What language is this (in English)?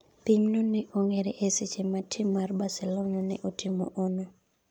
Luo (Kenya and Tanzania)